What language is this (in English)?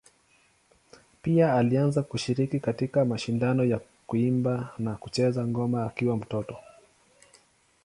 Swahili